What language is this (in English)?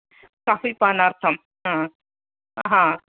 Sanskrit